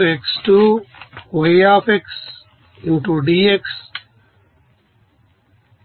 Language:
Telugu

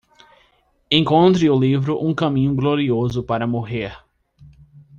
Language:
Portuguese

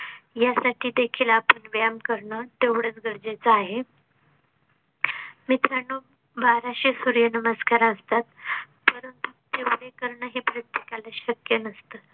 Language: Marathi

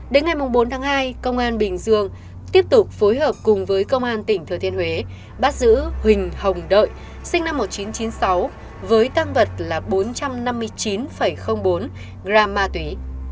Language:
Vietnamese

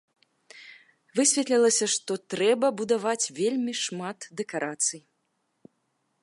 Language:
Belarusian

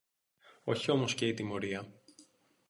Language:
Greek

